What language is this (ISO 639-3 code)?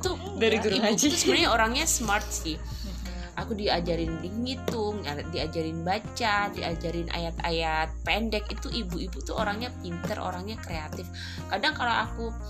ind